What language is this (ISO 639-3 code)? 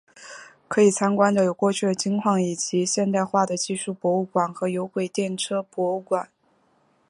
zho